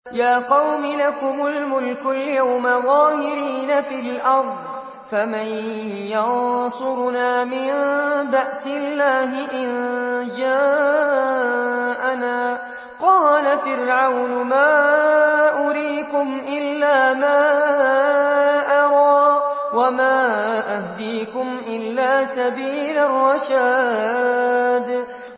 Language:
Arabic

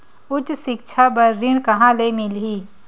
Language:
Chhattisgarhi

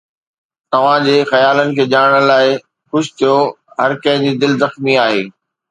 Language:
Sindhi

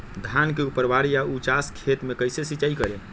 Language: Magahi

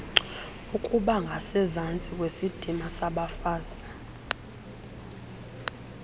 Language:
Xhosa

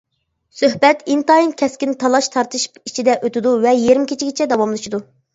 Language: Uyghur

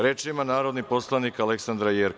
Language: Serbian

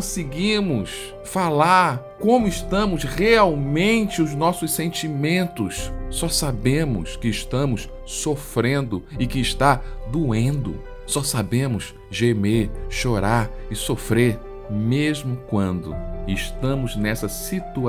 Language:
Portuguese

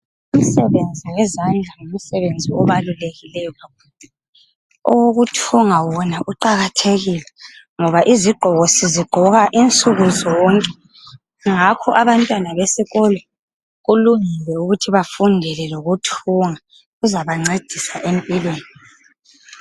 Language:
North Ndebele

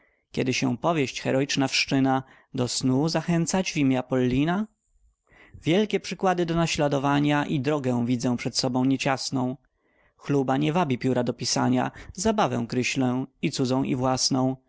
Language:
Polish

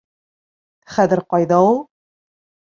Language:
Bashkir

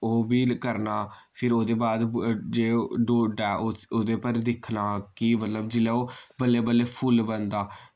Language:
Dogri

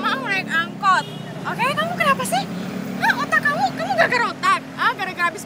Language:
Indonesian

